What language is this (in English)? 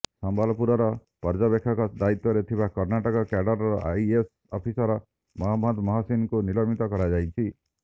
Odia